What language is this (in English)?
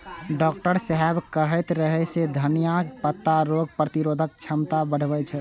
Maithili